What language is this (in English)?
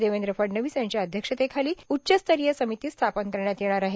Marathi